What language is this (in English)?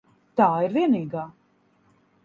Latvian